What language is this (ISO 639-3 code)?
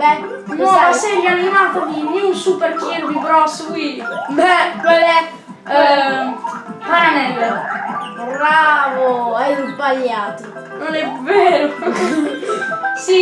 ita